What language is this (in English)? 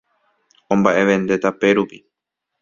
Guarani